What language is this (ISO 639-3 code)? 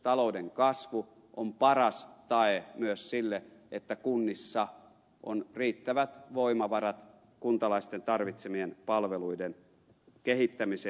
fin